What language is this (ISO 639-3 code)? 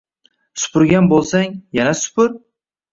uzb